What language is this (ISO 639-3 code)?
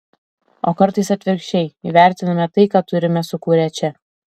lit